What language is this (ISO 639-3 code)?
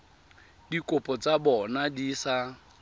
tsn